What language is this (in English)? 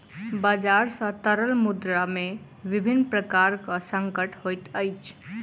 Maithili